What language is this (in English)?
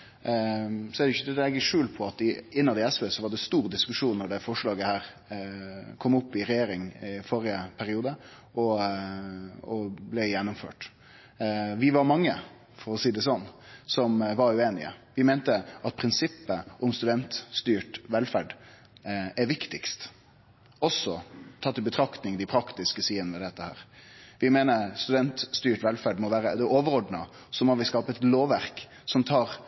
Norwegian Nynorsk